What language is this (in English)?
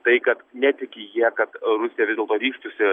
Lithuanian